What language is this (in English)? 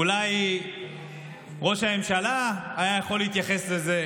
Hebrew